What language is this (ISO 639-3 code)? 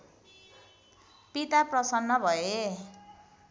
nep